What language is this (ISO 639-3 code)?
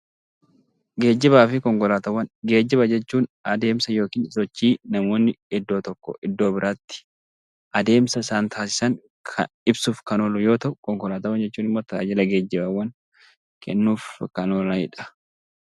orm